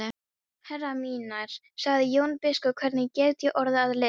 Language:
Icelandic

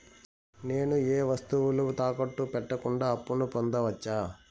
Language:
Telugu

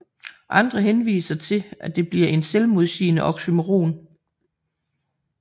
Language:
Danish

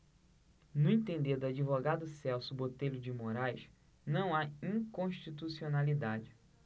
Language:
Portuguese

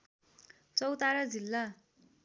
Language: Nepali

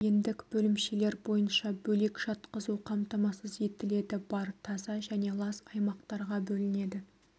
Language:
Kazakh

